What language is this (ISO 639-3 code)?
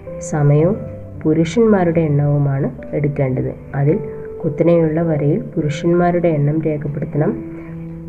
mal